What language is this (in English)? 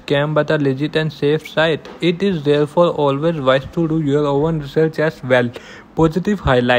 English